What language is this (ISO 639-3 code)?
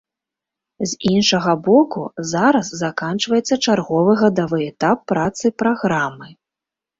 bel